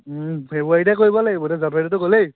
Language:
Assamese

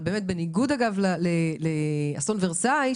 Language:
Hebrew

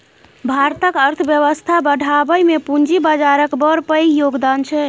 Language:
Maithili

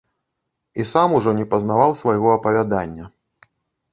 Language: Belarusian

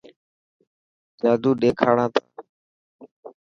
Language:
Dhatki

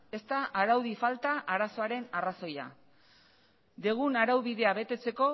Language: Basque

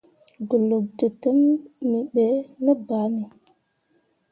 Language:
Mundang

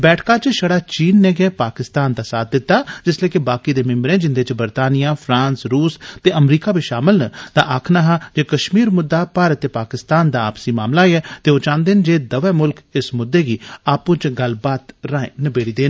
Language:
Dogri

